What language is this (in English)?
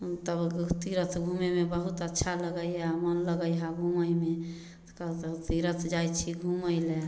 Maithili